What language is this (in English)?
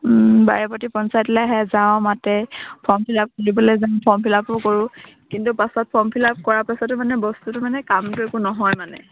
Assamese